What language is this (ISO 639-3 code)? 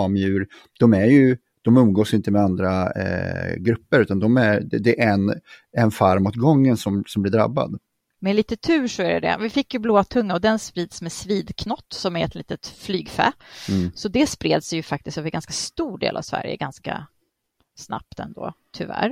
swe